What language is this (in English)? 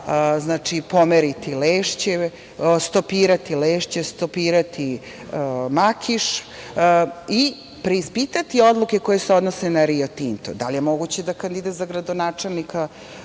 Serbian